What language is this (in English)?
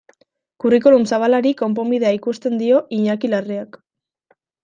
Basque